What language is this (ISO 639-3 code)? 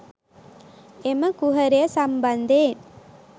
sin